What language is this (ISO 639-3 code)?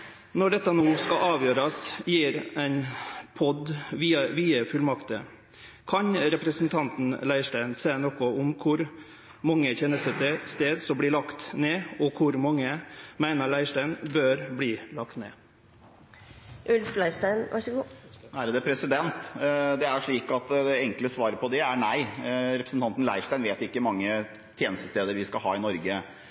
nor